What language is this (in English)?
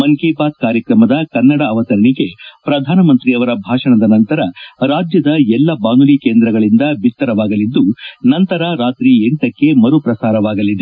Kannada